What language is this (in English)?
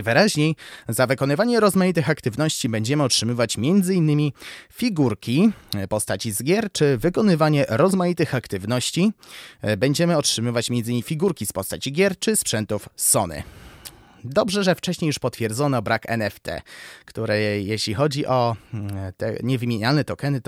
Polish